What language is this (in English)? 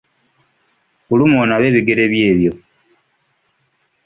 Ganda